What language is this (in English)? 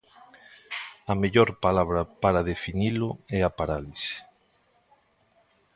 Galician